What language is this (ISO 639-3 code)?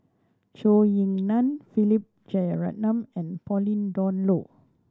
eng